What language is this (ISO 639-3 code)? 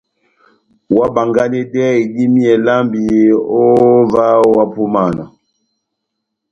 bnm